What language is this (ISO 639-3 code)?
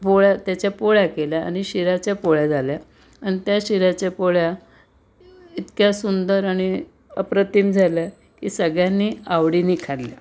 mar